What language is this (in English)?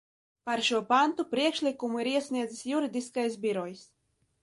Latvian